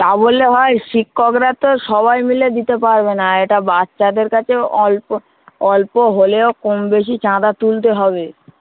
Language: Bangla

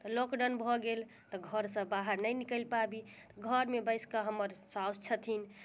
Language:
Maithili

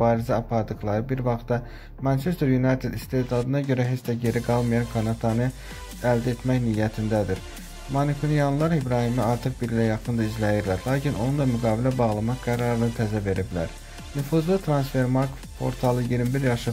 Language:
Turkish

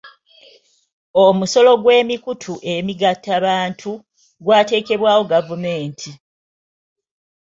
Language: Ganda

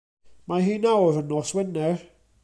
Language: Welsh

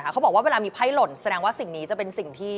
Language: Thai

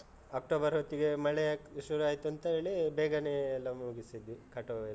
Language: Kannada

